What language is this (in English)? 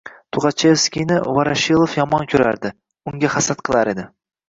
Uzbek